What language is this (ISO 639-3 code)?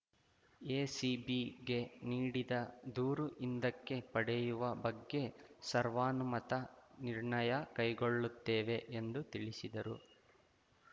kan